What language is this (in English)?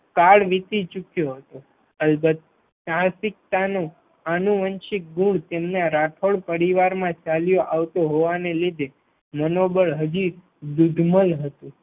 Gujarati